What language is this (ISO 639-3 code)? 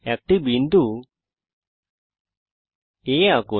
ben